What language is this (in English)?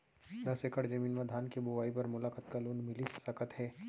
Chhattisgarhi